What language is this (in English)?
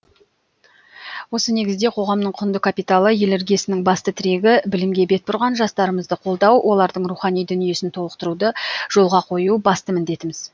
Kazakh